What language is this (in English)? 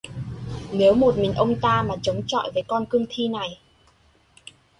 Vietnamese